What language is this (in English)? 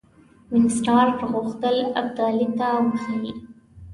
Pashto